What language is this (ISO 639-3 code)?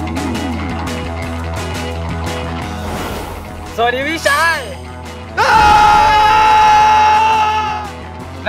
eng